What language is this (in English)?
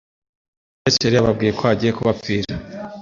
Kinyarwanda